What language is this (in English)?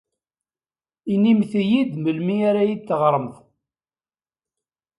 Kabyle